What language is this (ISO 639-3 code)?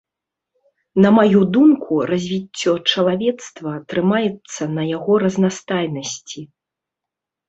bel